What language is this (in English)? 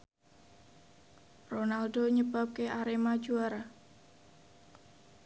Javanese